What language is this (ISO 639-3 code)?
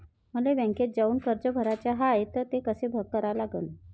mar